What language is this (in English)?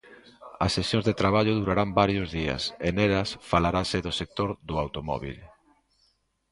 Galician